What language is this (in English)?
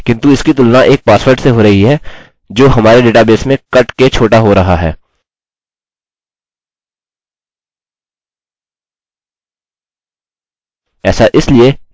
Hindi